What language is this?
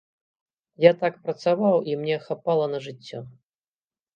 Belarusian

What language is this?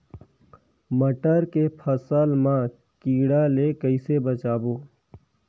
Chhattisgarhi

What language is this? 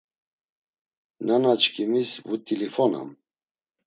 Laz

